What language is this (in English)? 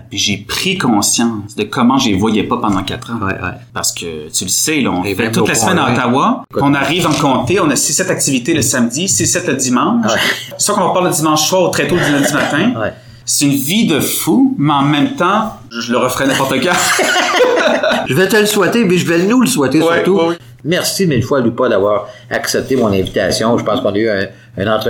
French